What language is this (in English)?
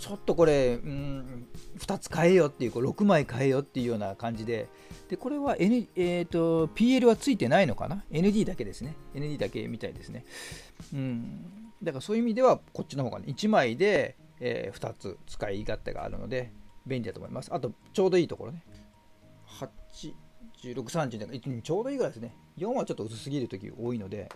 Japanese